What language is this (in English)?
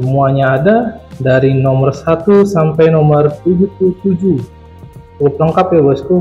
Indonesian